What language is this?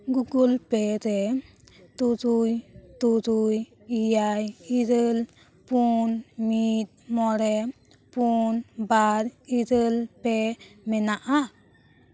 Santali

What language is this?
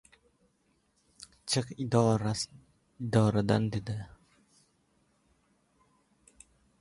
Uzbek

